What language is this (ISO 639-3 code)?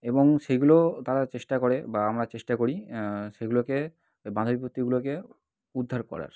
ben